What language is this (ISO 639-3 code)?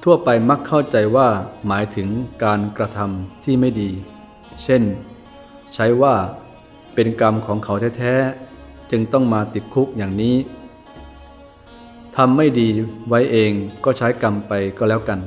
tha